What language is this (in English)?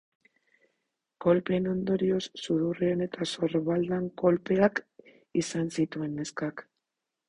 Basque